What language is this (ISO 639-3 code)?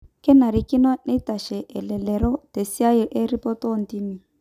mas